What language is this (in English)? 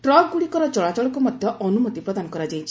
Odia